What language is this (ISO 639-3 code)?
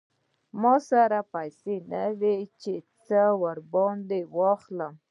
pus